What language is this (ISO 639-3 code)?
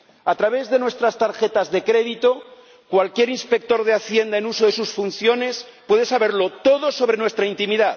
spa